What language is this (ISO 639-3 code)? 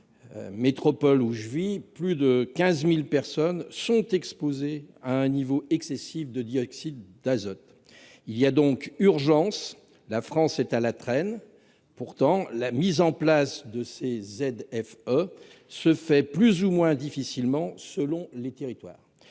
fra